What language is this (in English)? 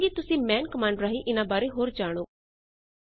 Punjabi